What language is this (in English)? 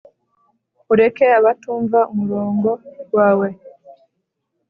Kinyarwanda